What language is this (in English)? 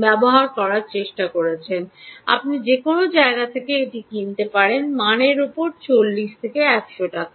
Bangla